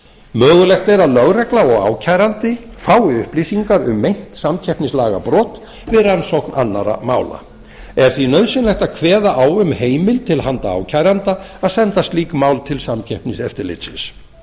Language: Icelandic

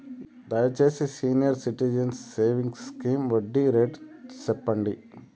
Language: Telugu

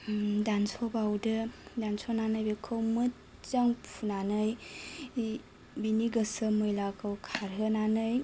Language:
Bodo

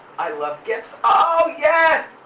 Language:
English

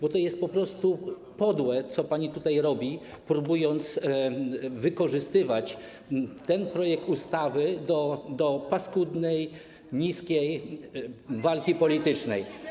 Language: Polish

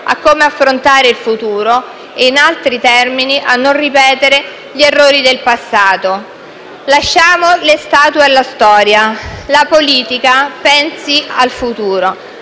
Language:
Italian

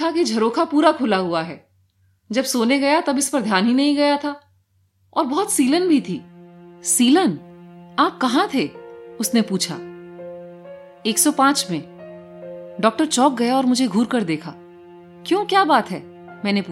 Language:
Hindi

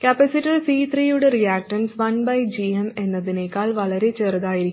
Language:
Malayalam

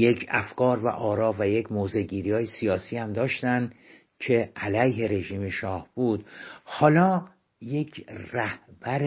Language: Persian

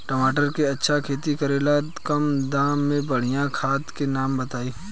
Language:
Bhojpuri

